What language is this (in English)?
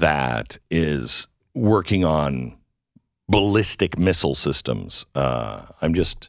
English